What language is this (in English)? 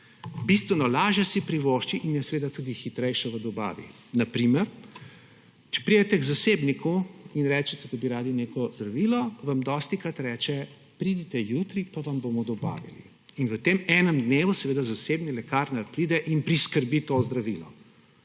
Slovenian